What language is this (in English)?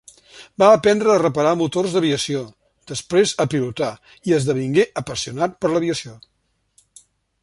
Catalan